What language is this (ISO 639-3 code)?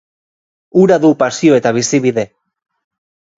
eus